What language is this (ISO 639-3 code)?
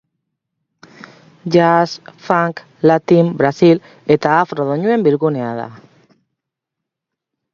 eus